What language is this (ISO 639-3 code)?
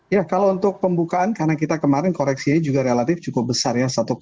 ind